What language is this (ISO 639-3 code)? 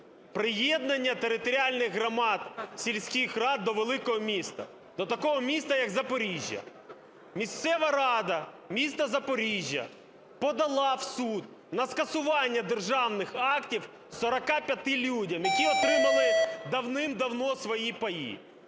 ukr